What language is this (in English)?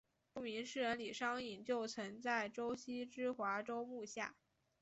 Chinese